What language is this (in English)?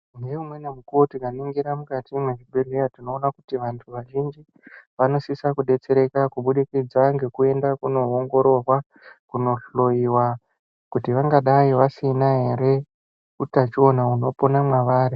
Ndau